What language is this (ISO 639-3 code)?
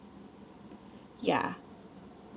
eng